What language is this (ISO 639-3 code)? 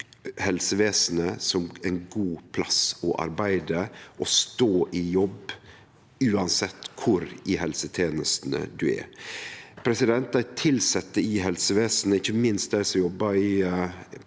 nor